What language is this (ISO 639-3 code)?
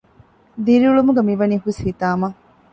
div